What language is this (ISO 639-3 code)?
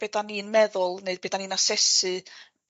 cym